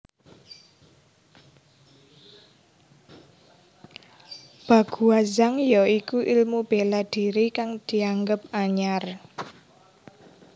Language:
Javanese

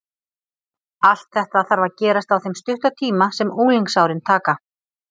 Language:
Icelandic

